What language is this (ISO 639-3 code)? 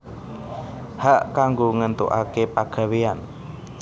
jav